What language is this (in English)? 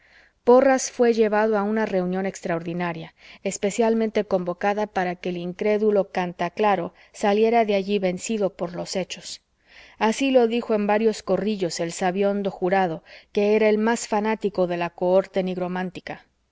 Spanish